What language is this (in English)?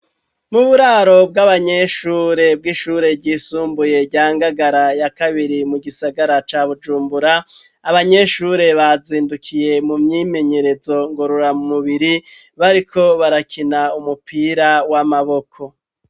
Rundi